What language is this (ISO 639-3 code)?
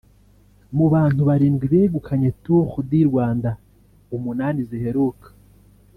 kin